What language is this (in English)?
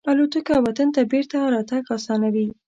Pashto